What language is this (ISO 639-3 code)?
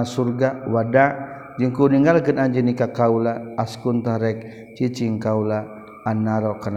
msa